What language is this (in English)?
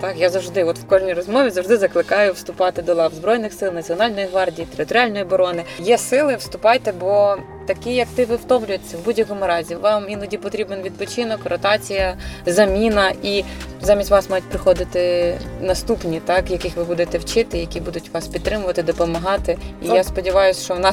Ukrainian